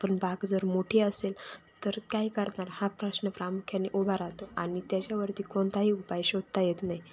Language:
Marathi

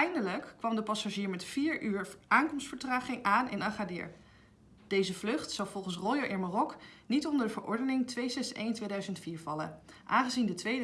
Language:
Dutch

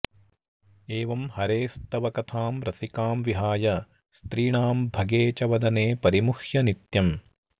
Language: Sanskrit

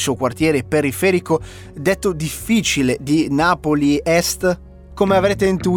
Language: Italian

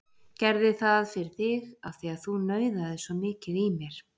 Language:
Icelandic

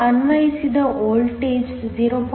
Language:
Kannada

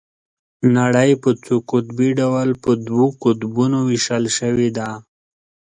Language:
Pashto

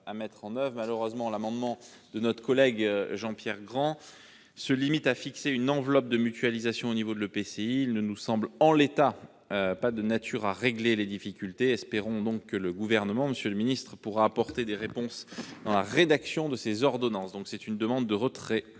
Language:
French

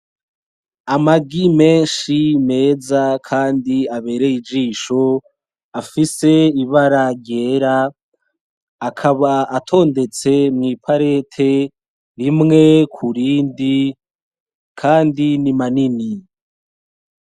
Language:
Rundi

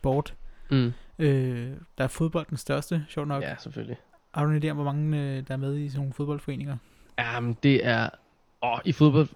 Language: Danish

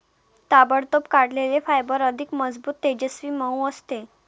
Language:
Marathi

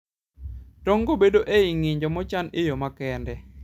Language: Luo (Kenya and Tanzania)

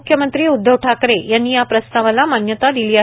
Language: Marathi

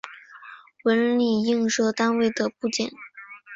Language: Chinese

